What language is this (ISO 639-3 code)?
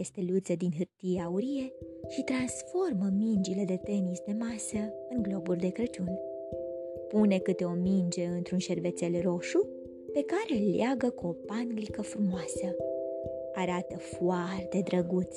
ron